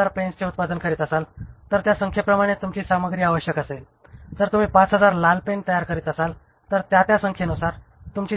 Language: Marathi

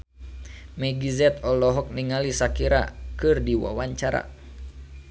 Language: Sundanese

